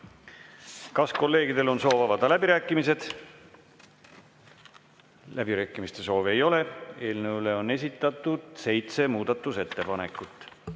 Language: Estonian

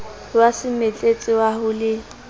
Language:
Southern Sotho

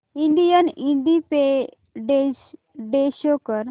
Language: Marathi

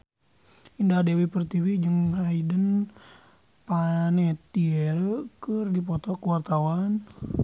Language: Sundanese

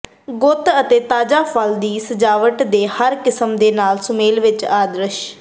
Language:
Punjabi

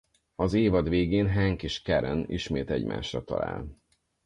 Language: Hungarian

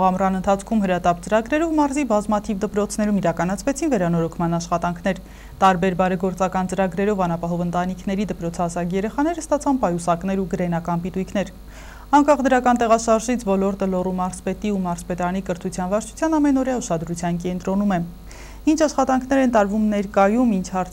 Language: Romanian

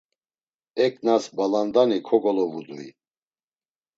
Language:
Laz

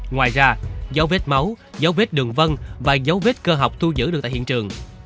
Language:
Vietnamese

